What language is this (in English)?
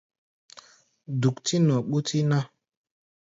Gbaya